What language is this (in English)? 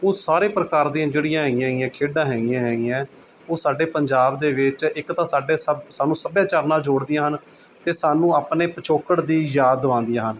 Punjabi